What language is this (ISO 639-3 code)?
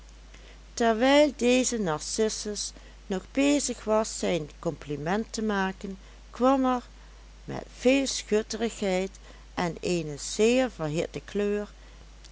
nld